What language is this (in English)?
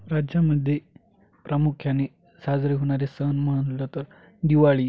Marathi